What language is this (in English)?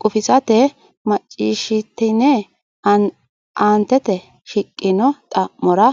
Sidamo